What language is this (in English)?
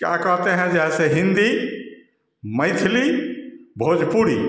Hindi